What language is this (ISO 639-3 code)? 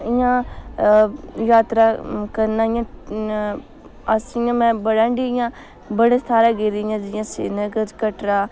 doi